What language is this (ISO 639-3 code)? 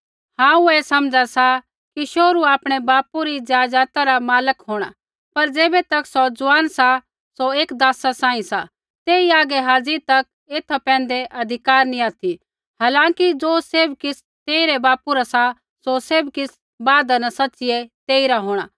kfx